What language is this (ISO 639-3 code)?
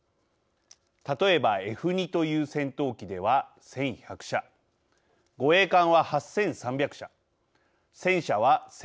jpn